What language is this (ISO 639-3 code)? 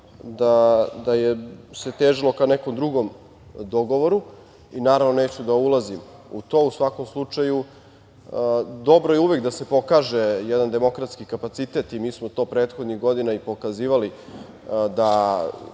srp